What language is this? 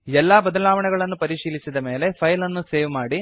Kannada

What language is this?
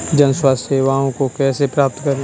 Hindi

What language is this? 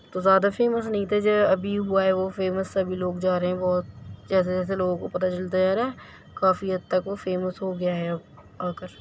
Urdu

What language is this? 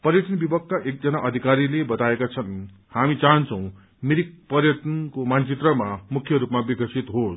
Nepali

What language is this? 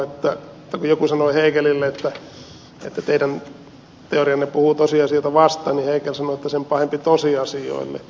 Finnish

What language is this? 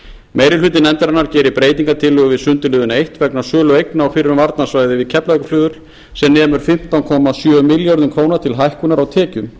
Icelandic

